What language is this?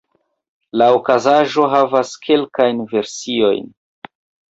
Esperanto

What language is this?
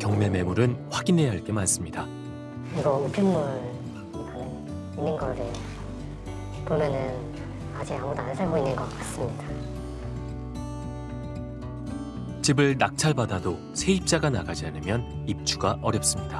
Korean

